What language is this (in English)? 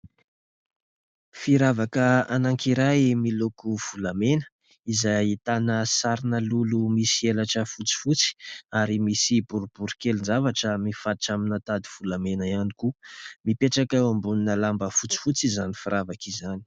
Malagasy